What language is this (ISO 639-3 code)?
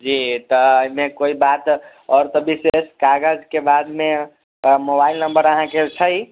mai